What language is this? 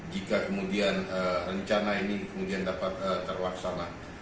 Indonesian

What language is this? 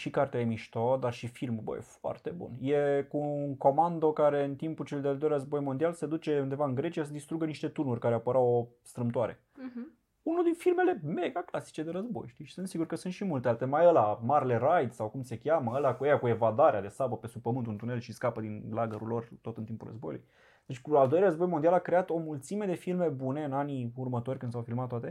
Romanian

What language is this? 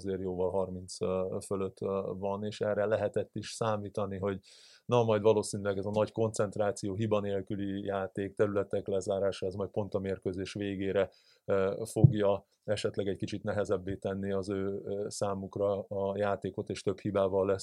Hungarian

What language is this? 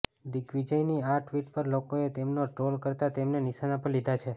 Gujarati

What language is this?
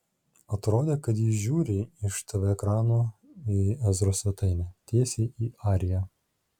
Lithuanian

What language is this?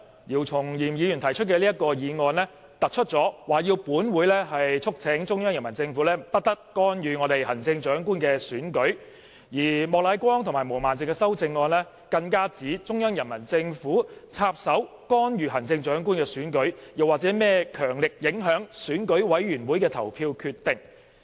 Cantonese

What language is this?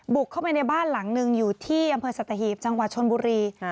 Thai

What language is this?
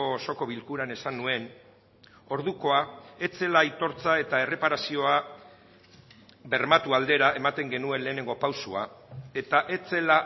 Basque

